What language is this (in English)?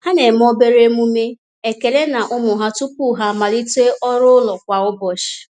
Igbo